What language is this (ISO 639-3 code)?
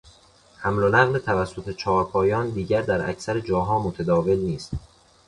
fas